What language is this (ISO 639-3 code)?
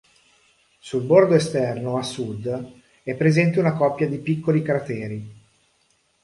ita